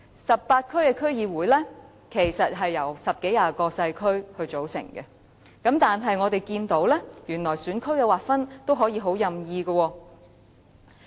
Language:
Cantonese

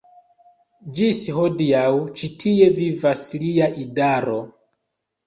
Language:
Esperanto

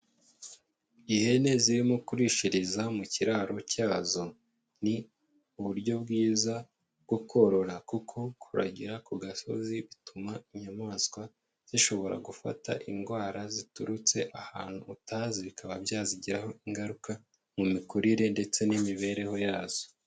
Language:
Kinyarwanda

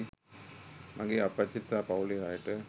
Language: Sinhala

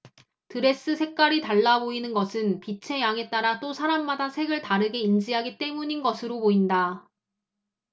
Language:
Korean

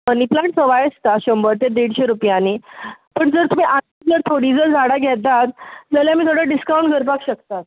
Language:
Konkani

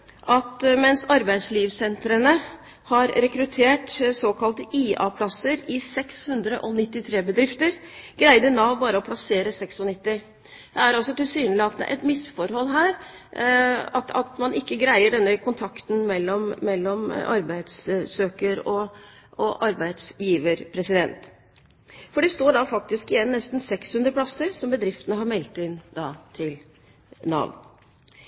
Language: Norwegian Bokmål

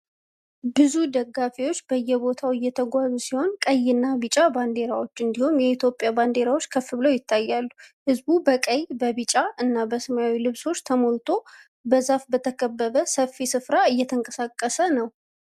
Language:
Amharic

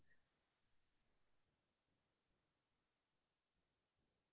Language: Assamese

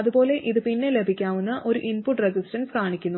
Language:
Malayalam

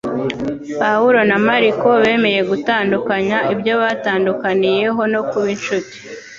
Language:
Kinyarwanda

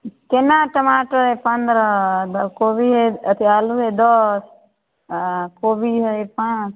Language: Maithili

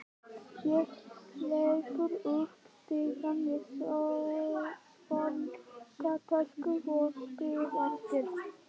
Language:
Icelandic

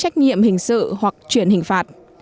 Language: Vietnamese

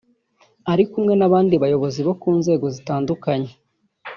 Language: Kinyarwanda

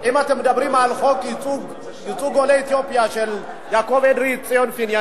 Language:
Hebrew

